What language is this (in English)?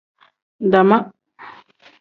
Tem